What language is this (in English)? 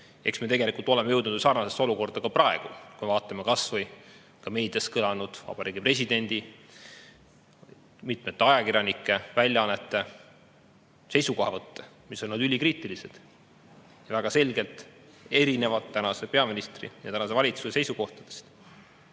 Estonian